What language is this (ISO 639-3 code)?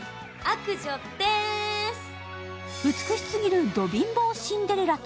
jpn